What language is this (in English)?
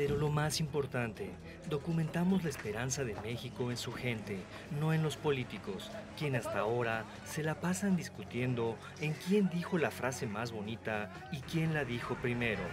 Spanish